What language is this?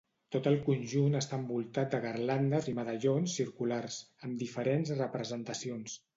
Catalan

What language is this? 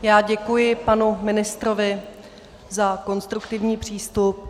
Czech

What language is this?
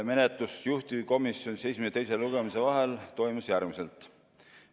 Estonian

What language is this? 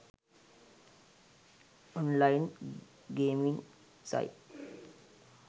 Sinhala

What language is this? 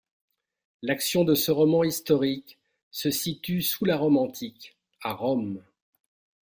French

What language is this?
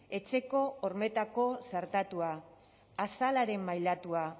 Basque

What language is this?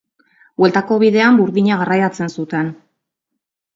Basque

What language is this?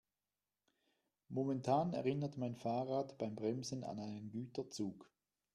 German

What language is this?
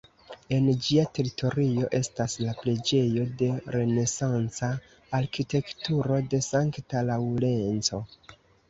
Esperanto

